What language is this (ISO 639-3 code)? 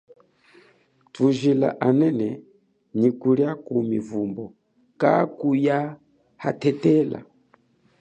cjk